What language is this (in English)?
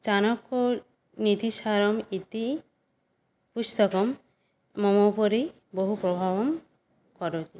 Sanskrit